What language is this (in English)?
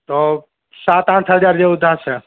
Gujarati